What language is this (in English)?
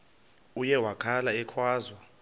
Xhosa